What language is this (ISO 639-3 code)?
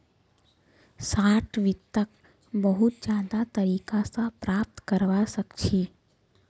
mag